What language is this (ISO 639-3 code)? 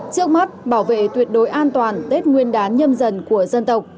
vie